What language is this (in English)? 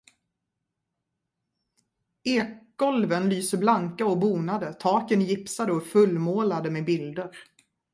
Swedish